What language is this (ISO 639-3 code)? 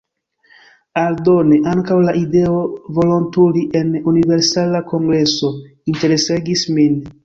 epo